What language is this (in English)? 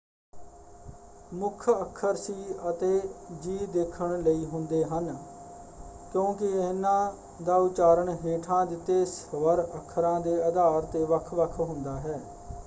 Punjabi